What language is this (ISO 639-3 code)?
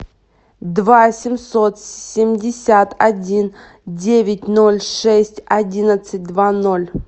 rus